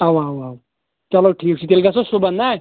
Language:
Kashmiri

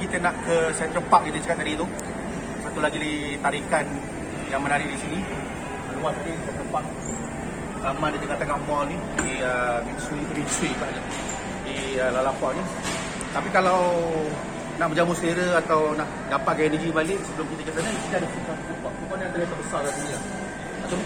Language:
Malay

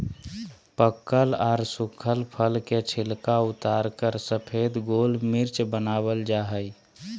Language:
Magahi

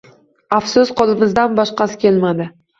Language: Uzbek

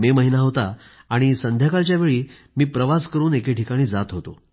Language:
Marathi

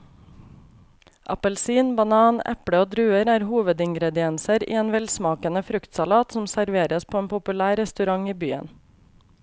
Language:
Norwegian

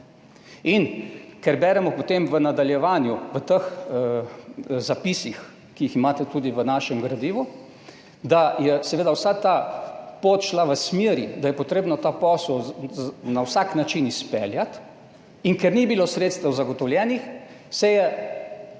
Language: Slovenian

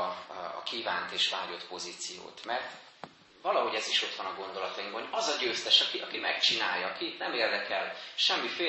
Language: Hungarian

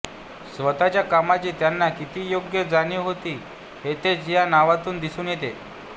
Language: Marathi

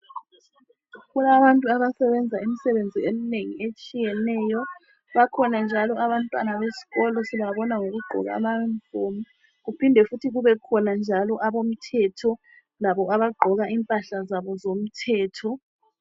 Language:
North Ndebele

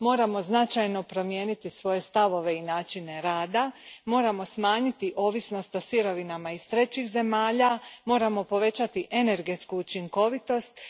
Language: Croatian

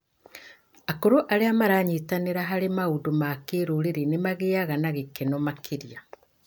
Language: Kikuyu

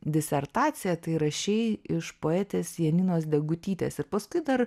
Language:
Lithuanian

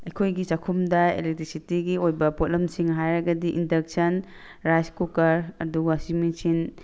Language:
Manipuri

